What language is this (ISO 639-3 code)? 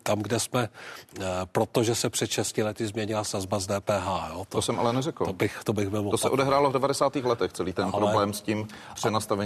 ces